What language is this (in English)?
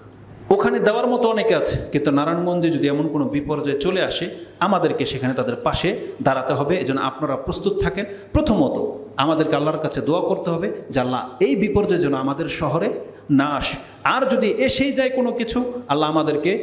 Indonesian